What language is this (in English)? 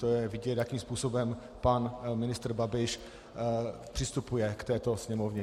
Czech